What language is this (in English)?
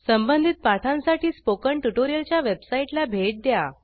Marathi